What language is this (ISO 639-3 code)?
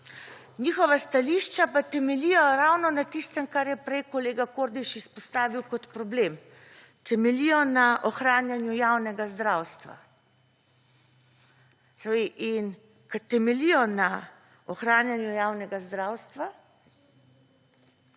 slv